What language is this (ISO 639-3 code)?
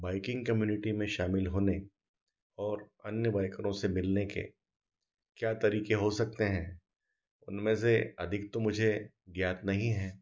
hin